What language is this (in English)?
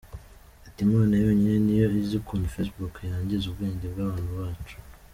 Kinyarwanda